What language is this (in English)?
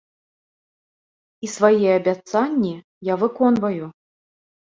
Belarusian